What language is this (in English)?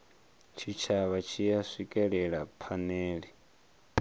Venda